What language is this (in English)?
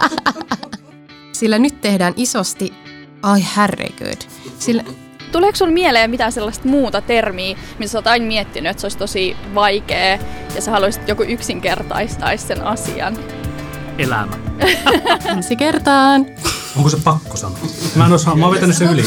Finnish